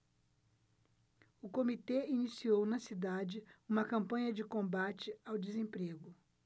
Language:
Portuguese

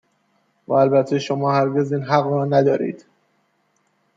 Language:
Persian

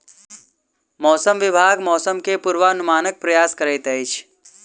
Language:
Maithili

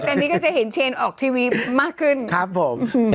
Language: Thai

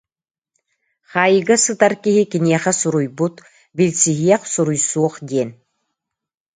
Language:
Yakut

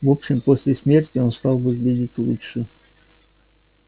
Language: Russian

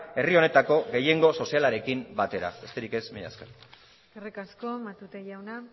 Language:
Basque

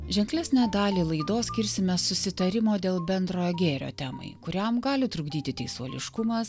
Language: Lithuanian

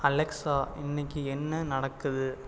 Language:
Tamil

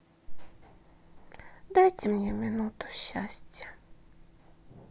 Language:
Russian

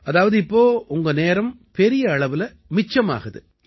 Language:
Tamil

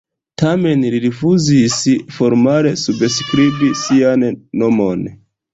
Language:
Esperanto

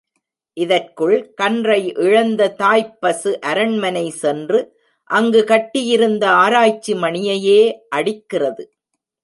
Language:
Tamil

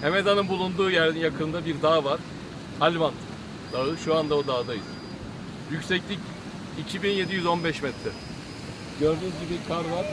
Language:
Turkish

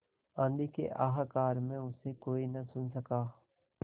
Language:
Hindi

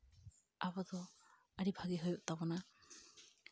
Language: Santali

